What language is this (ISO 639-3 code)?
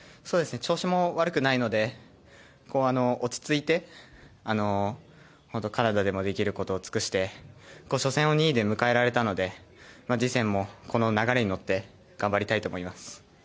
jpn